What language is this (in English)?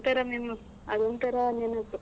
Kannada